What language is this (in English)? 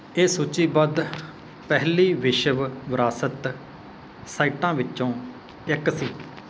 Punjabi